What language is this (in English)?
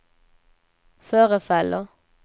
Swedish